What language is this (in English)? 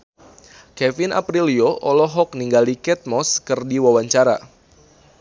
Sundanese